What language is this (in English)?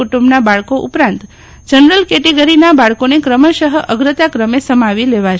Gujarati